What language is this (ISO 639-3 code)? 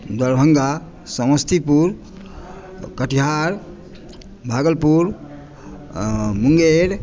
mai